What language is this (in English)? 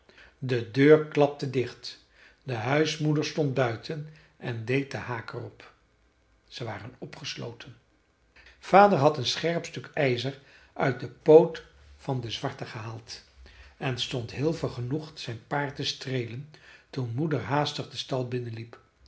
Dutch